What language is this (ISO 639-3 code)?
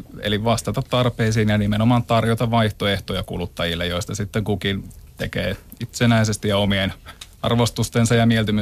fin